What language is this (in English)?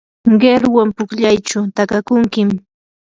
Yanahuanca Pasco Quechua